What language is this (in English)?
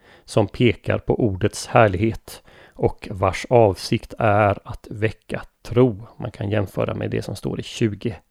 Swedish